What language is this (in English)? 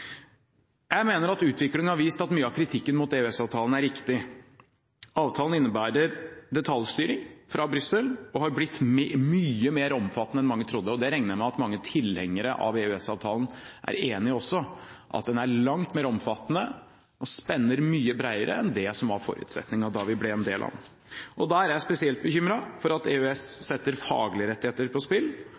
Norwegian Bokmål